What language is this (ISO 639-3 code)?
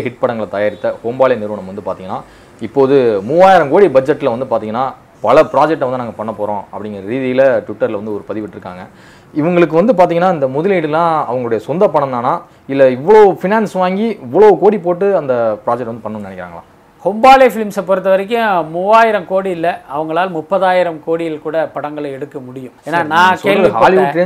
tam